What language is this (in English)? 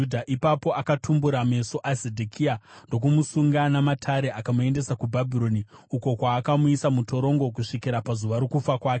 Shona